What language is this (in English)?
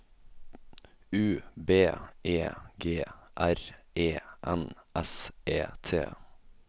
Norwegian